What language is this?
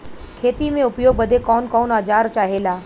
Bhojpuri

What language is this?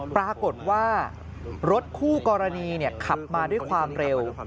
Thai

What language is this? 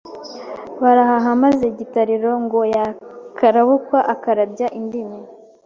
Kinyarwanda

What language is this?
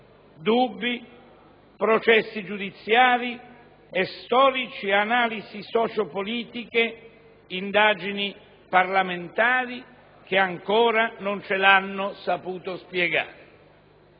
Italian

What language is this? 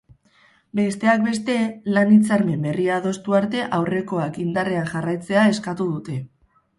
Basque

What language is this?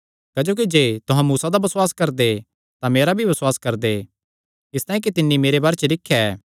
Kangri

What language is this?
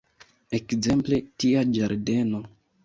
Esperanto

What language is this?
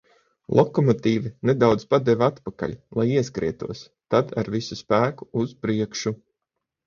Latvian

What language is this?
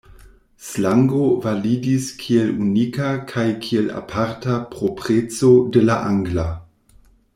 Esperanto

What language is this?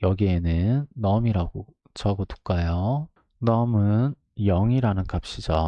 Korean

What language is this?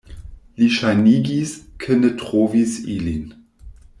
Esperanto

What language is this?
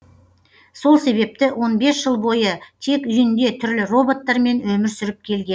Kazakh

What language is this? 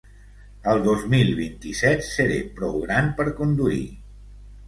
Catalan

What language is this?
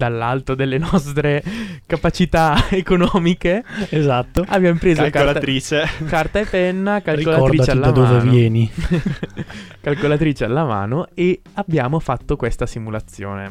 Italian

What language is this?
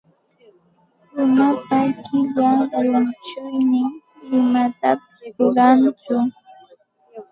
Santa Ana de Tusi Pasco Quechua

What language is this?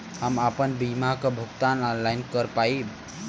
Bhojpuri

